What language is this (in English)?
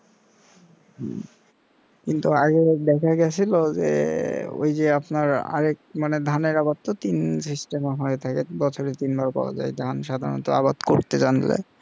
Bangla